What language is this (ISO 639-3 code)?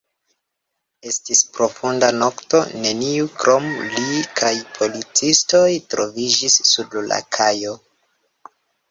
epo